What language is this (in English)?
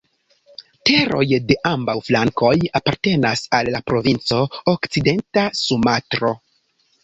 Esperanto